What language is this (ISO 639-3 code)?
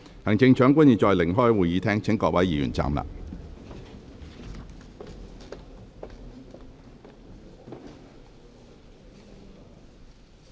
yue